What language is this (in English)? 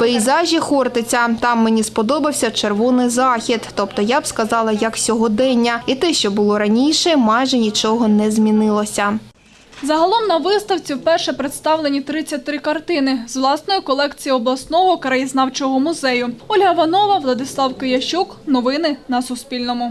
Ukrainian